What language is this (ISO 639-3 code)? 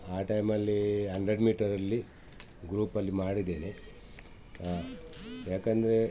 kan